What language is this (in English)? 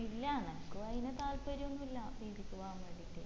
Malayalam